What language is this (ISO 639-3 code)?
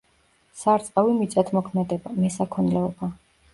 kat